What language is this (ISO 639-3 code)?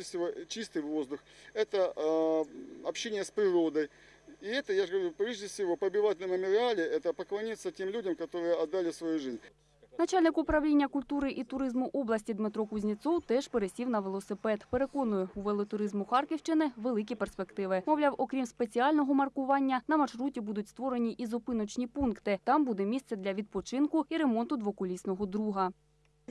ukr